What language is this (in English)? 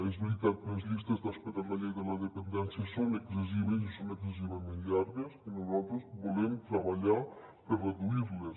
Catalan